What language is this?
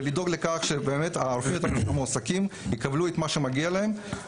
Hebrew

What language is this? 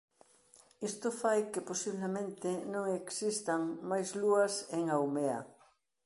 Galician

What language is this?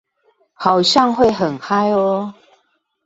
Chinese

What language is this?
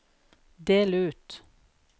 Norwegian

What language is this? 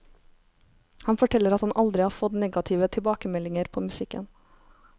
Norwegian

